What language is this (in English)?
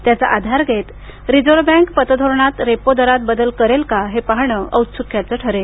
Marathi